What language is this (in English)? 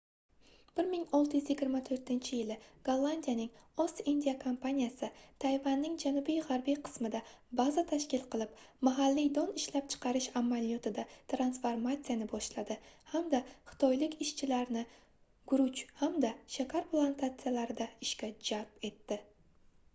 Uzbek